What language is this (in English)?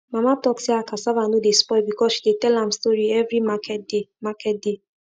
Nigerian Pidgin